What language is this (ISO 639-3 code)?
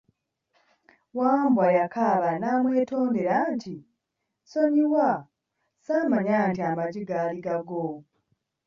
lug